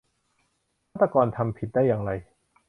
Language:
Thai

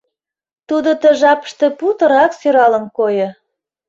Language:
Mari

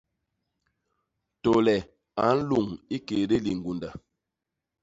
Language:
Basaa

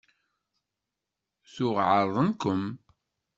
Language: Kabyle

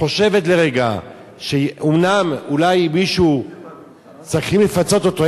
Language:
Hebrew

